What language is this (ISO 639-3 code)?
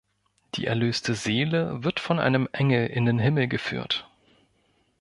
deu